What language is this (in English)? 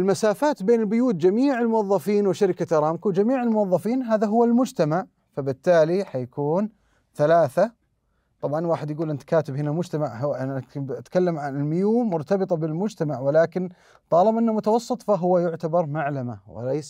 Arabic